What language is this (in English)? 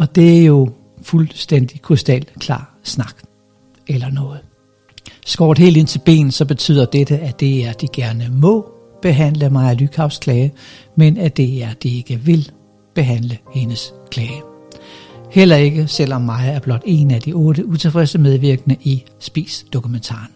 Danish